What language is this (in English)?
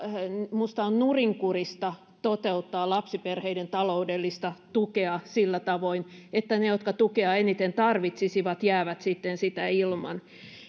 Finnish